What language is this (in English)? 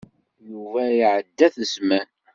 Kabyle